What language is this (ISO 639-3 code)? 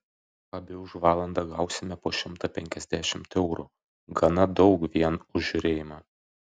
lit